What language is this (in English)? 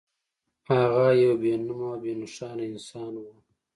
Pashto